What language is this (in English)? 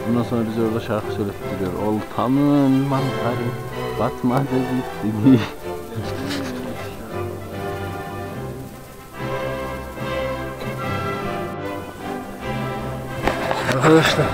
Turkish